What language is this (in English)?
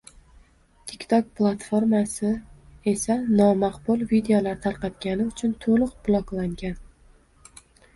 Uzbek